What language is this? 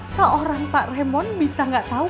Indonesian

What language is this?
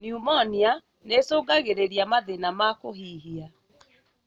Kikuyu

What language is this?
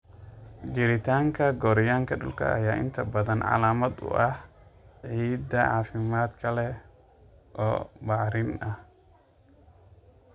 Somali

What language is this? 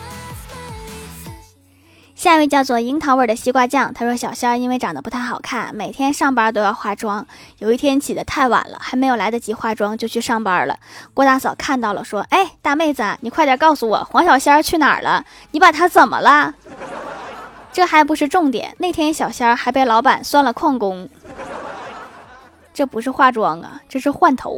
Chinese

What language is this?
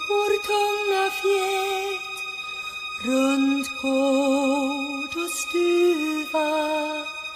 Turkish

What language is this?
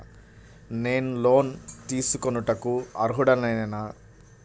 Telugu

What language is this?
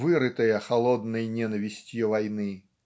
Russian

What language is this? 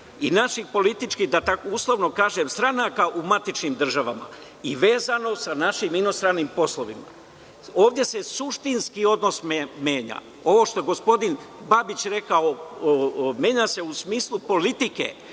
Serbian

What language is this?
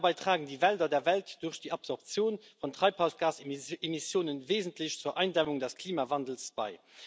German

